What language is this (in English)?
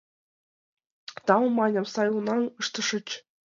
Mari